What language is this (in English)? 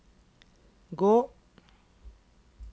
Norwegian